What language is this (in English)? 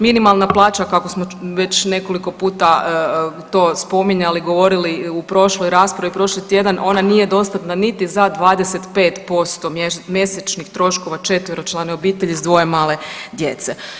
Croatian